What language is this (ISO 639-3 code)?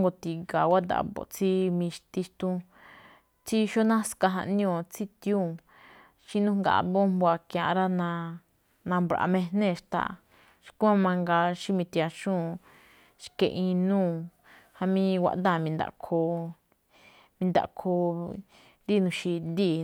tcf